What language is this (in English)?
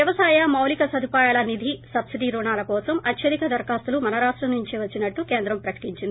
Telugu